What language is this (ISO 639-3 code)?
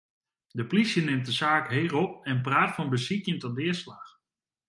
fry